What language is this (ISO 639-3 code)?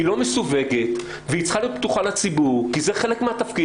heb